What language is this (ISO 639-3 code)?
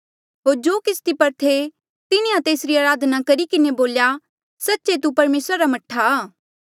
mjl